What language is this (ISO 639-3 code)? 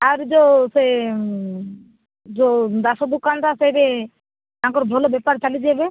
ori